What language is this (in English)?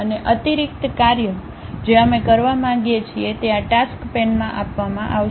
Gujarati